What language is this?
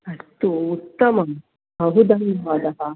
Sanskrit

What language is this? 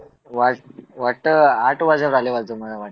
Marathi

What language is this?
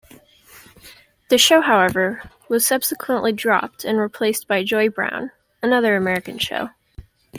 English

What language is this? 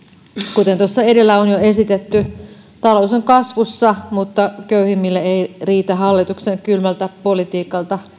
Finnish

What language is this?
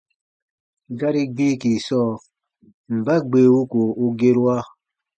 Baatonum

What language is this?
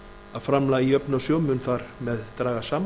Icelandic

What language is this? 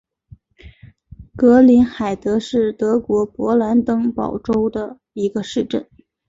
Chinese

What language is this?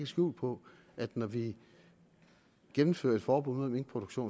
Danish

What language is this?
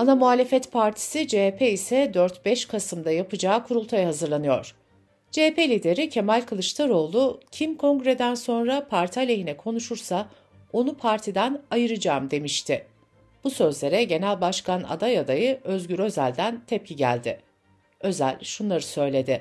Turkish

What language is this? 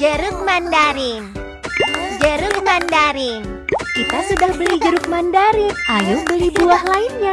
Indonesian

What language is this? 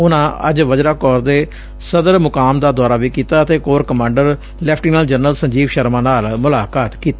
Punjabi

